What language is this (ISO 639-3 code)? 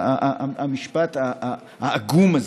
heb